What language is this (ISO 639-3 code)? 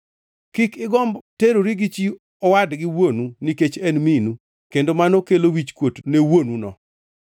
luo